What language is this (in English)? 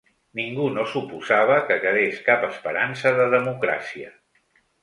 Catalan